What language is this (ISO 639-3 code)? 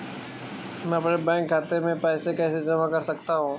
hin